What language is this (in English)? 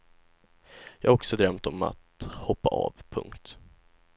Swedish